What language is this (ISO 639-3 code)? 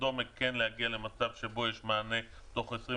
heb